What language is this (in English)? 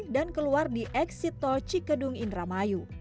Indonesian